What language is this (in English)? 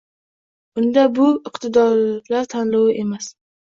Uzbek